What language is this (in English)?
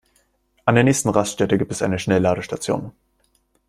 German